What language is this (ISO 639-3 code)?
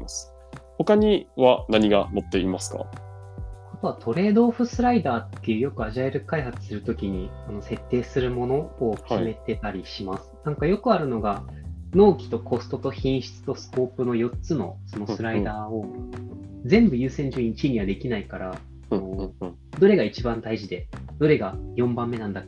jpn